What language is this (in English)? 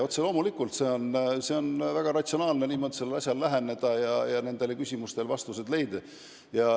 Estonian